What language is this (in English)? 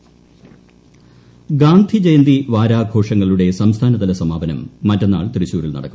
Malayalam